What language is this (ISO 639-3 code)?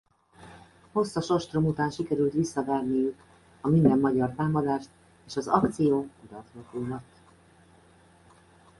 hun